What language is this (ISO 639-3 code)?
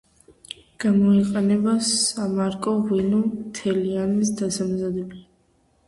kat